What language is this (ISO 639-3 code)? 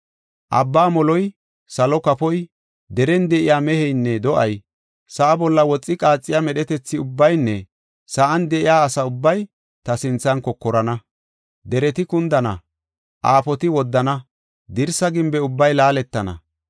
gof